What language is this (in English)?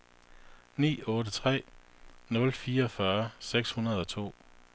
Danish